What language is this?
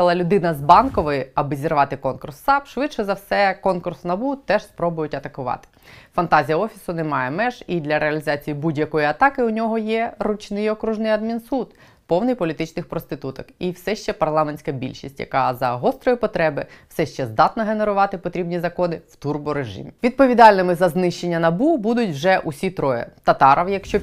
Ukrainian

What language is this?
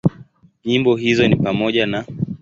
Swahili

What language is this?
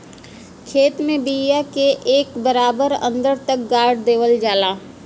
Bhojpuri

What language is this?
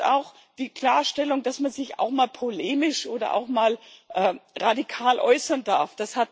German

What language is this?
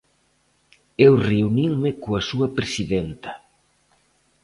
Galician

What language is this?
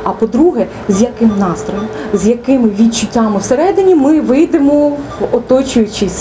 Ukrainian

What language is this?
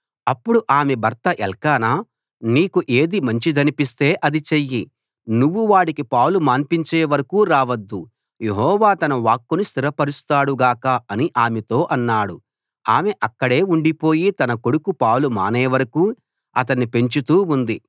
Telugu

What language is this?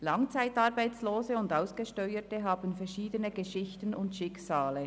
Swiss German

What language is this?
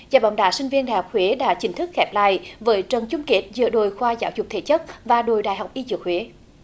Vietnamese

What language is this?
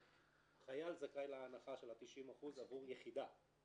Hebrew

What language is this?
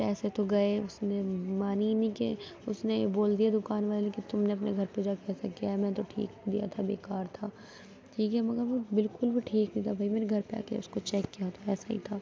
Urdu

